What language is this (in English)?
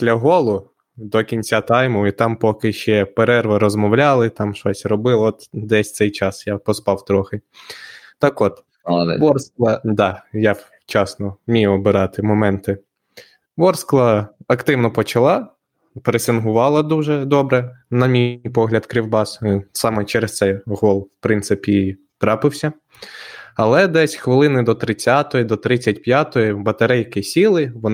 Ukrainian